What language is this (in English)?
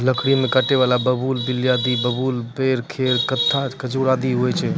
Maithili